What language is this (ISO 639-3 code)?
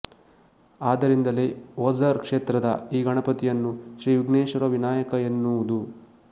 kan